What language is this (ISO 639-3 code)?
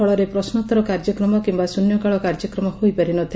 ori